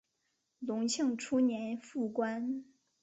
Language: Chinese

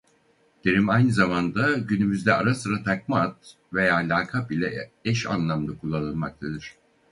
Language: Turkish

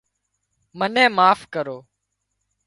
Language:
Wadiyara Koli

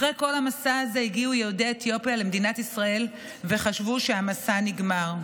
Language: Hebrew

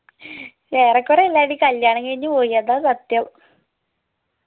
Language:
Malayalam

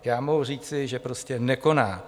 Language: Czech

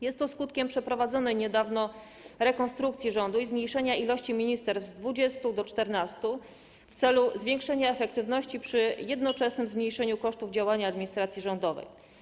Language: Polish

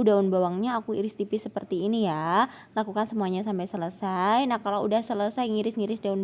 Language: Indonesian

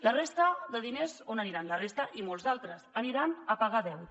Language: Catalan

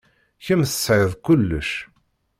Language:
Kabyle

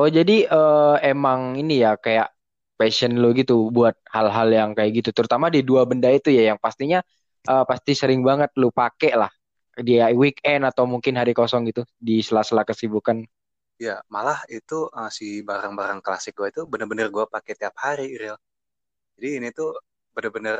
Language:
Indonesian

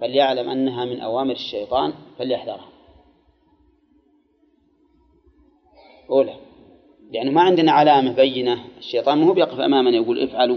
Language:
Arabic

